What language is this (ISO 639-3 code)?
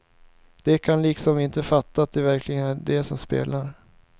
swe